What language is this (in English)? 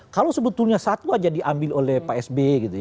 Indonesian